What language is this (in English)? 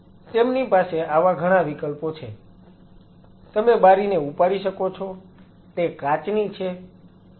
Gujarati